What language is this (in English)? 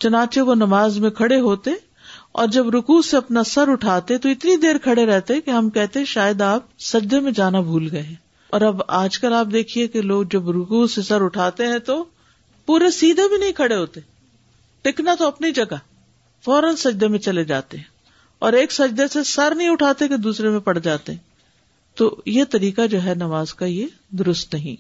Urdu